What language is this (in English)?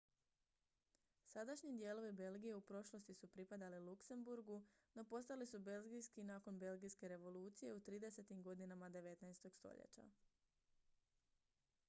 Croatian